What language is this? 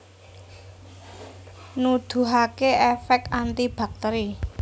Javanese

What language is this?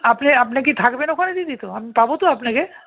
Bangla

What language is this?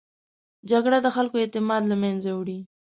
Pashto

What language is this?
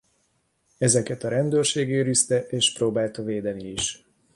Hungarian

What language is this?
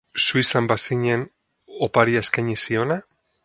Basque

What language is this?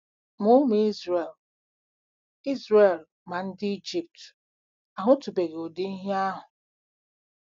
Igbo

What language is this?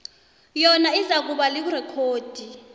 South Ndebele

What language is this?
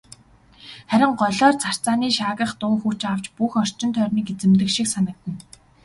Mongolian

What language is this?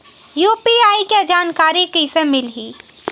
Chhattisgarhi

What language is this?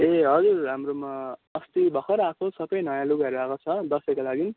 Nepali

